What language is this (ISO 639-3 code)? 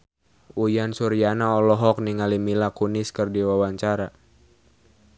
sun